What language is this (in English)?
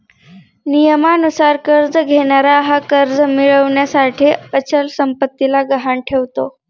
Marathi